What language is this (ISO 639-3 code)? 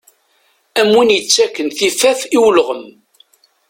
kab